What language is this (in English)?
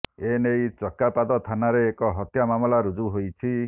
Odia